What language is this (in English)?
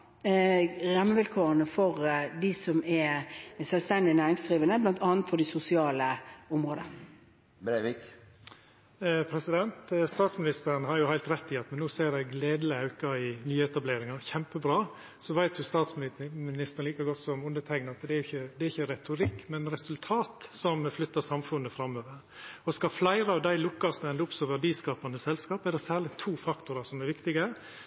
Norwegian